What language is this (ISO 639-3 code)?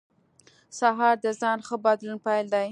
pus